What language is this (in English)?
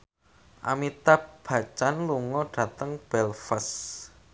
Javanese